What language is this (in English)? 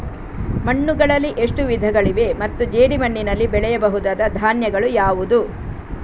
Kannada